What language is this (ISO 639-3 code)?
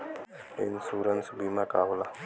bho